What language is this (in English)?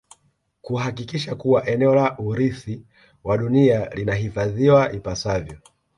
Swahili